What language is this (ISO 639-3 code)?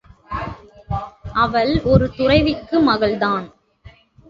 tam